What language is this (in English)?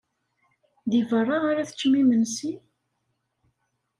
Kabyle